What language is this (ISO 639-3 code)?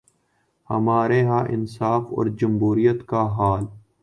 urd